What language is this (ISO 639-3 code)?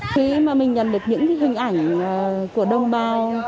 vie